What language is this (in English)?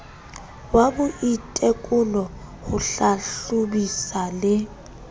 Southern Sotho